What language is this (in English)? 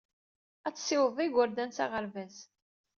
Kabyle